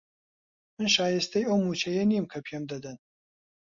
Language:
Central Kurdish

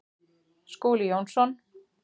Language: Icelandic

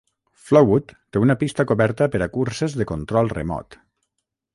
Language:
Catalan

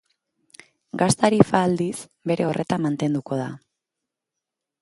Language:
Basque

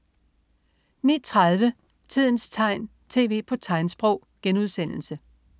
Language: Danish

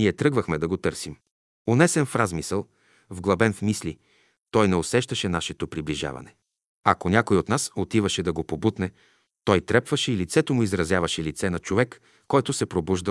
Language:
Bulgarian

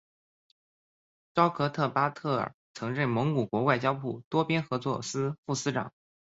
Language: Chinese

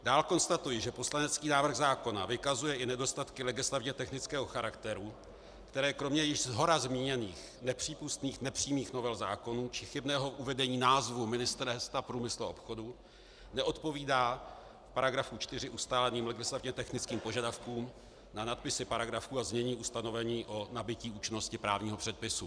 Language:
Czech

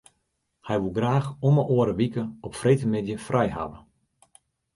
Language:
Western Frisian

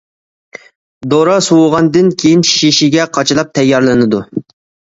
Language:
Uyghur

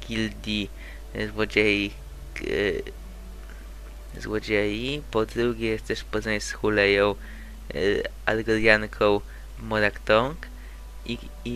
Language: Polish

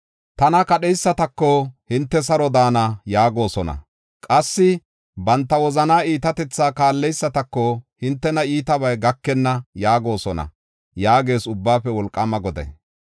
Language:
Gofa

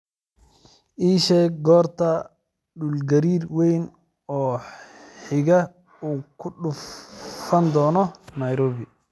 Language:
Somali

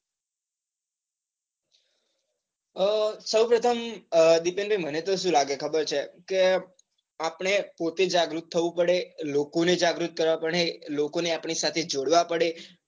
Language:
Gujarati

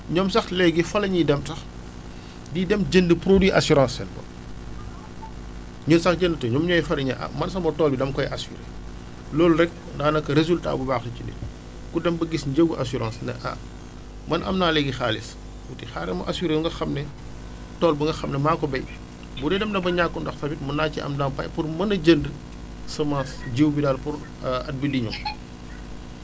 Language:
Wolof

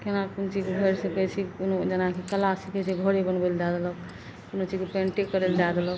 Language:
Maithili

